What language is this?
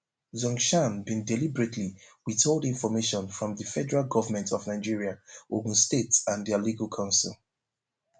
Nigerian Pidgin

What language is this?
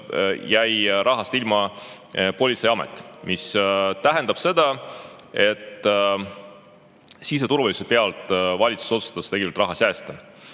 Estonian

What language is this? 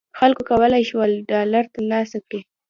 Pashto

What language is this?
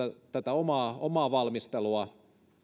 Finnish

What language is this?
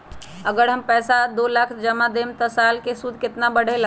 Magahi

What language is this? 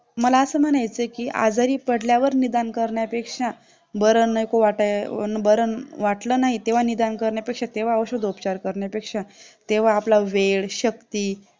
Marathi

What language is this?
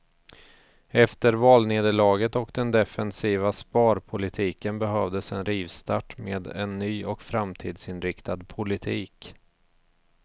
Swedish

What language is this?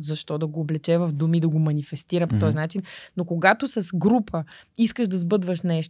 Bulgarian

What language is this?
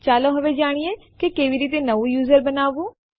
Gujarati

